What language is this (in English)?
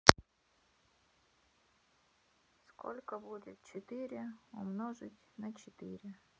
Russian